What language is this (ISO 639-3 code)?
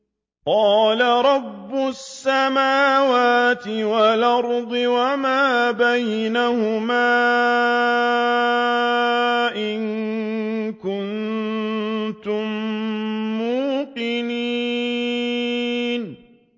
ara